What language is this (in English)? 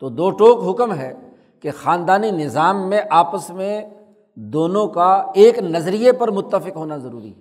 Urdu